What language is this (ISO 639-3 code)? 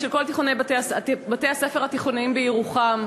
heb